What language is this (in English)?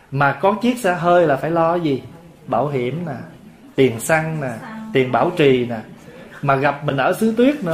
Vietnamese